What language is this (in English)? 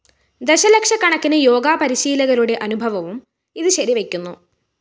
Malayalam